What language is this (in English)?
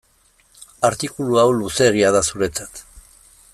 Basque